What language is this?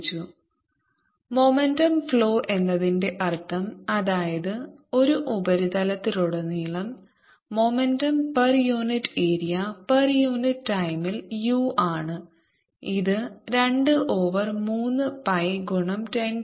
Malayalam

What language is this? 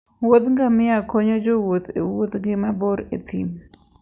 Luo (Kenya and Tanzania)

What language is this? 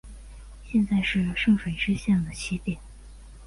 Chinese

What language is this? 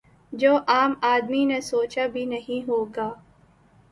Urdu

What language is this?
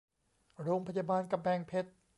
Thai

